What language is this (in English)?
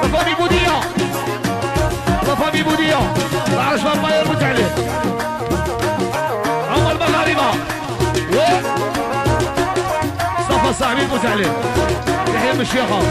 Arabic